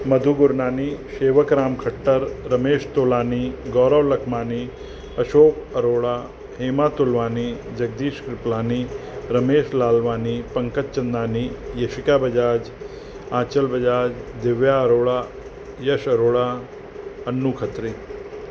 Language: Sindhi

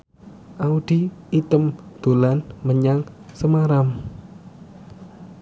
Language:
Javanese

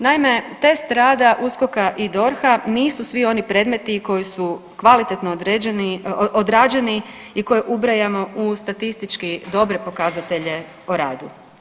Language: Croatian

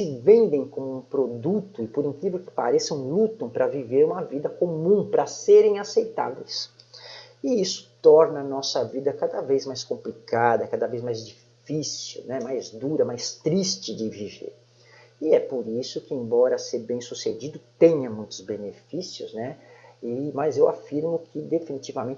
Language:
Portuguese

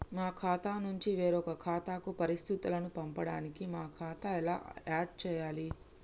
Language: Telugu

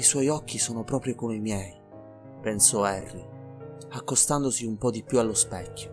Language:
Italian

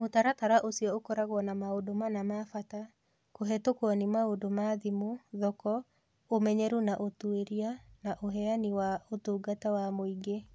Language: Kikuyu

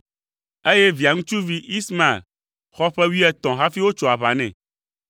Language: Ewe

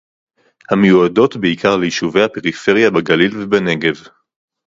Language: Hebrew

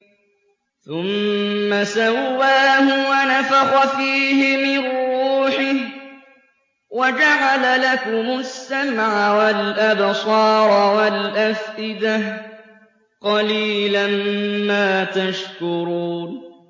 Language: Arabic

